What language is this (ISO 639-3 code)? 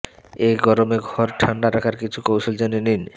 ben